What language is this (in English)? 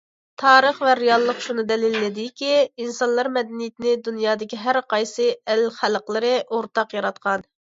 Uyghur